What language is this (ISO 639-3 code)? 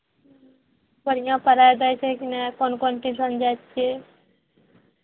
mai